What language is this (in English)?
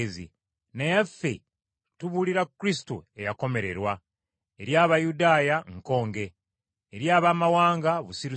Ganda